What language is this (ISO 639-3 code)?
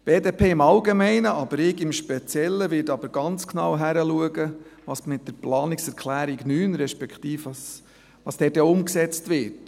gsw